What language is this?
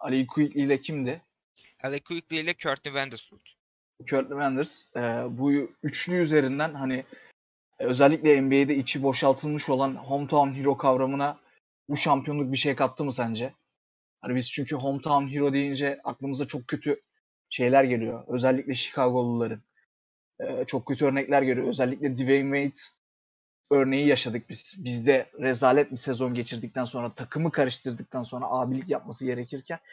Turkish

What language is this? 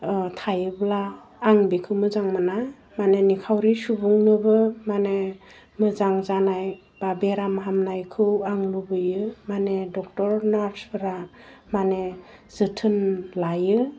Bodo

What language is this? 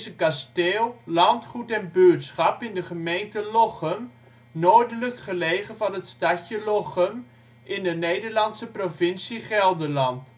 Dutch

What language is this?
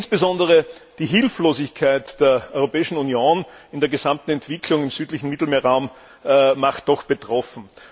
German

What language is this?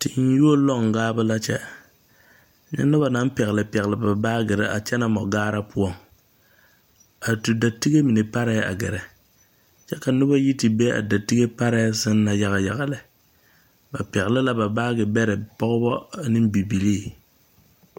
Southern Dagaare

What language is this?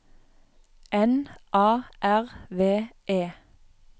Norwegian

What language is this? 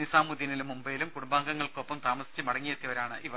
Malayalam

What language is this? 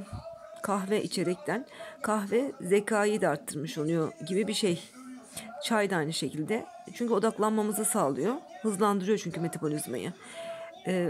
Turkish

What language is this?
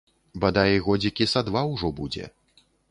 Belarusian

